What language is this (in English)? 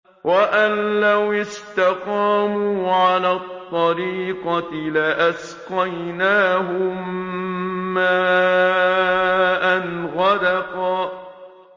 Arabic